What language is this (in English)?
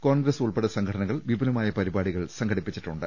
Malayalam